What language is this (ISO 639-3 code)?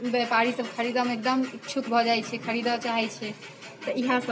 mai